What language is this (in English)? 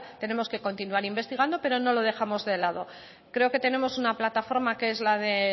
Spanish